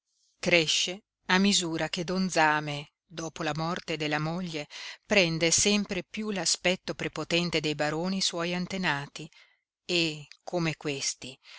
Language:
Italian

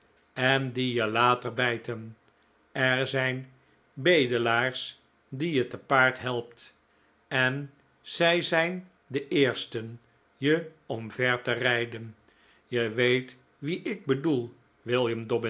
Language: Dutch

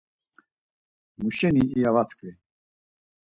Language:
Laz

